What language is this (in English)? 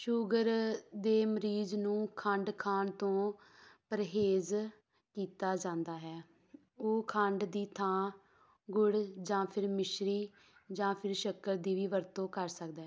Punjabi